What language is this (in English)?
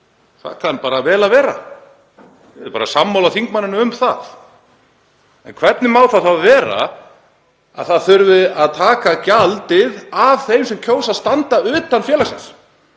Icelandic